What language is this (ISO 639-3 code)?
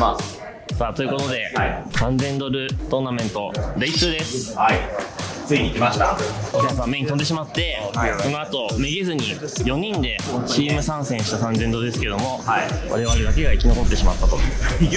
jpn